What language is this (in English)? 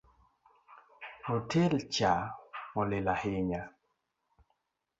Luo (Kenya and Tanzania)